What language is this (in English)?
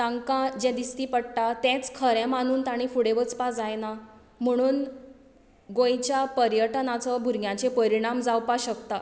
Konkani